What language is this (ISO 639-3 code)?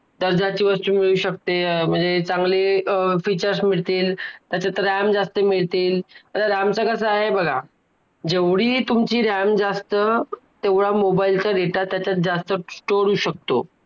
mar